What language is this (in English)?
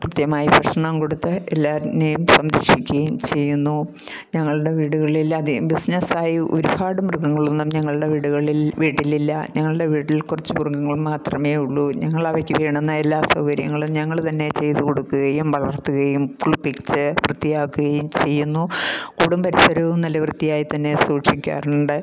Malayalam